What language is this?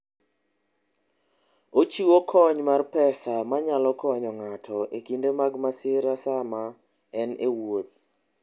Luo (Kenya and Tanzania)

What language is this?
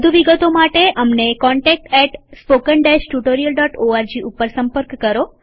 Gujarati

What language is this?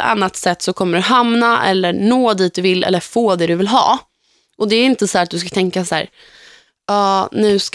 Swedish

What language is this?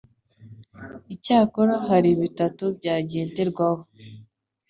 Kinyarwanda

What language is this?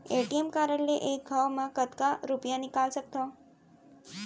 Chhattisgarhi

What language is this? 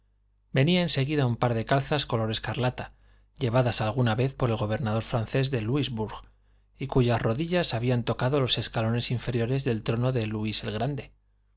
Spanish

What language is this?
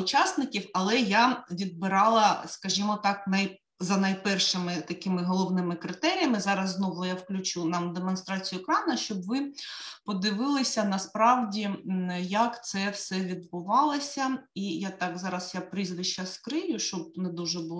Ukrainian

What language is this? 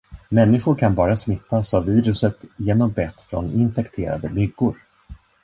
Swedish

